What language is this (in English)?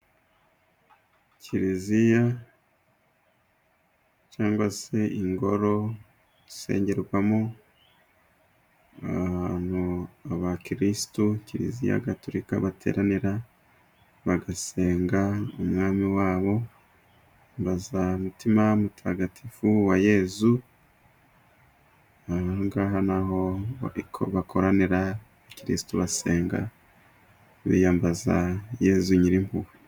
Kinyarwanda